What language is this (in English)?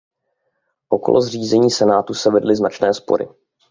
Czech